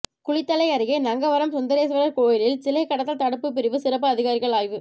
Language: Tamil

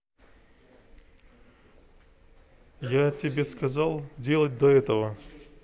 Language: Russian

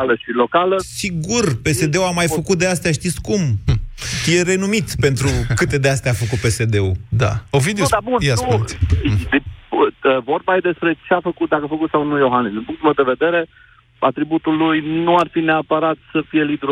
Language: Romanian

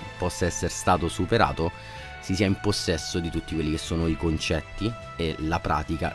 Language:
Italian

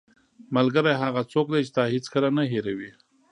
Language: Pashto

